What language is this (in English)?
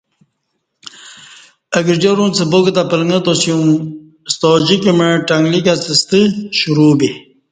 Kati